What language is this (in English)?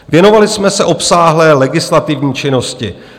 Czech